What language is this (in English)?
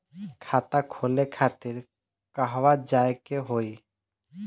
Bhojpuri